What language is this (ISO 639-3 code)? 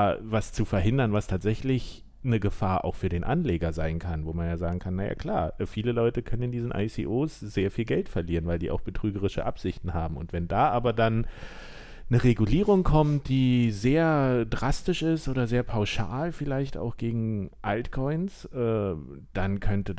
deu